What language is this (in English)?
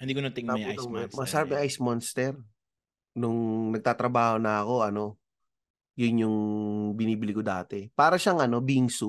Filipino